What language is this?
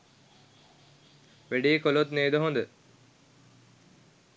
Sinhala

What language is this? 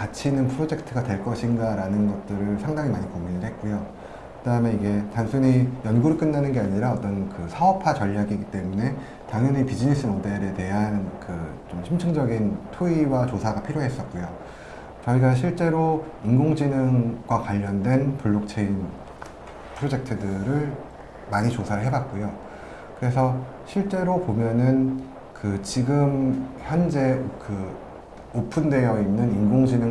Korean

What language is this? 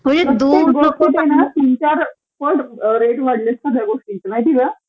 Marathi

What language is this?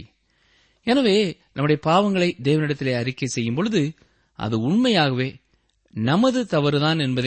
Tamil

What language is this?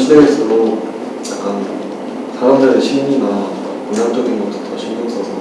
Korean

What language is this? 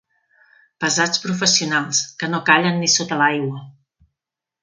Catalan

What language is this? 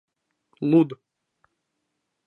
Mari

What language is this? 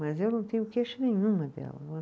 Portuguese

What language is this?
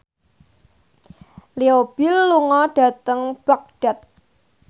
Javanese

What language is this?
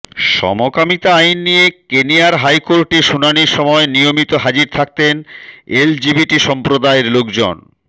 Bangla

